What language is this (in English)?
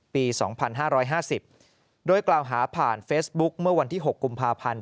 Thai